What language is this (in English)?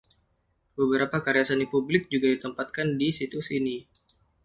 Indonesian